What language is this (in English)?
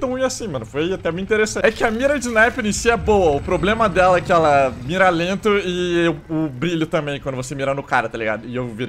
Portuguese